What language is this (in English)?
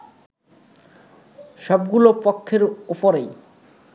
Bangla